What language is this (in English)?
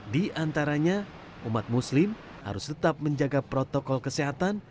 Indonesian